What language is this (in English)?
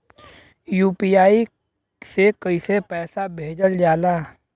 Bhojpuri